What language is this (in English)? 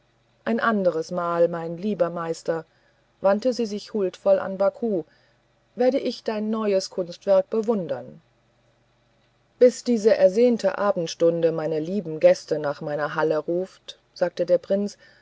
German